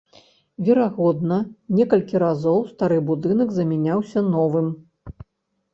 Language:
Belarusian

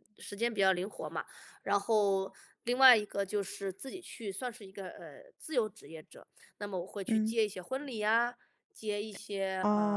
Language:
Chinese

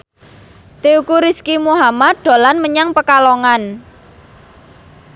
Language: Javanese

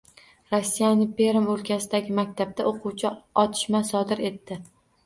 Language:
Uzbek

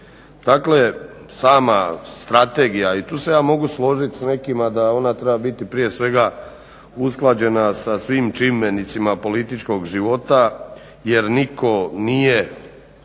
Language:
Croatian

